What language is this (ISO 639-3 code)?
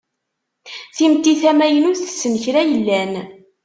kab